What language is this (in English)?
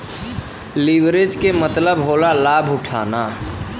Bhojpuri